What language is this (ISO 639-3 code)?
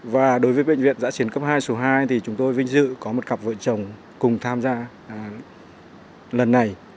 vie